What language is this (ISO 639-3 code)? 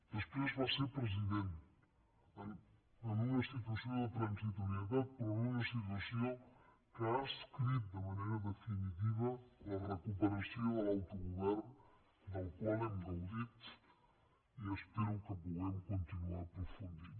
cat